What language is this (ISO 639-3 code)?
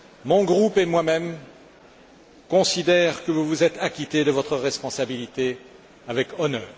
fra